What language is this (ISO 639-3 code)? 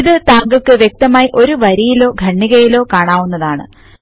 mal